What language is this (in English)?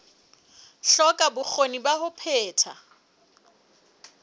Southern Sotho